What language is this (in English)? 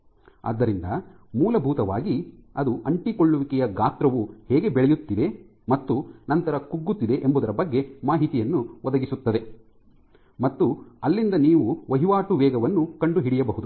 Kannada